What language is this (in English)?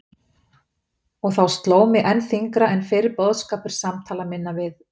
Icelandic